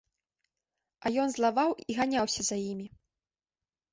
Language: Belarusian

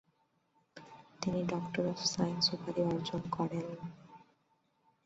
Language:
Bangla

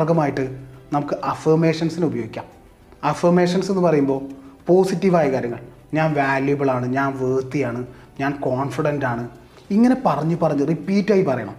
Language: Malayalam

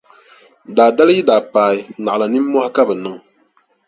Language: Dagbani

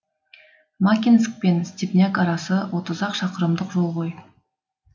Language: Kazakh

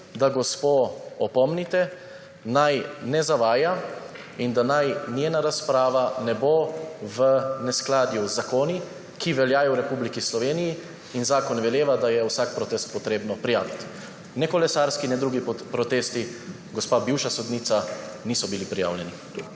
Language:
Slovenian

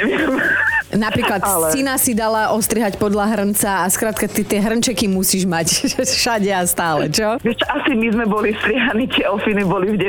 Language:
Slovak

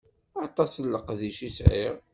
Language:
Kabyle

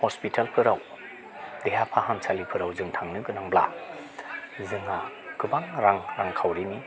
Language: Bodo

